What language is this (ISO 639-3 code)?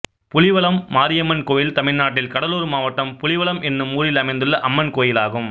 tam